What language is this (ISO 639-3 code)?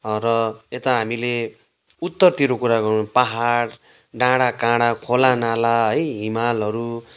nep